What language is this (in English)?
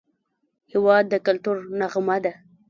Pashto